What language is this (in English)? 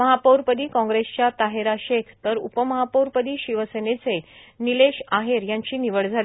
Marathi